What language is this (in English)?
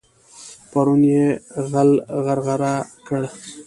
Pashto